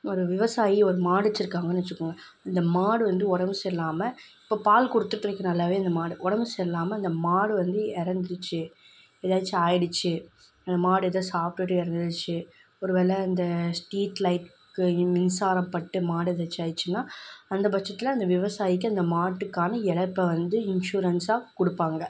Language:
Tamil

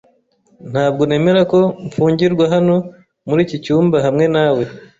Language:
Kinyarwanda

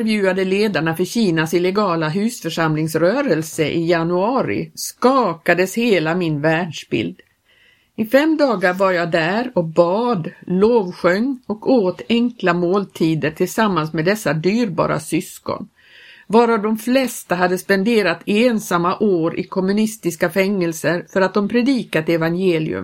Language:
Swedish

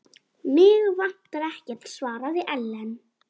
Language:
Icelandic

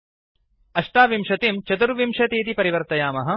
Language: Sanskrit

